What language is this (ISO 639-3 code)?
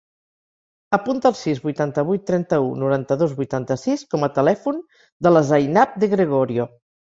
cat